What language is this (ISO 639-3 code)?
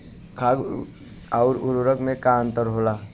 bho